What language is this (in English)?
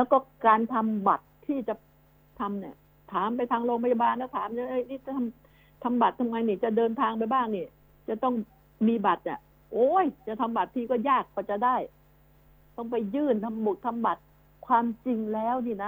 Thai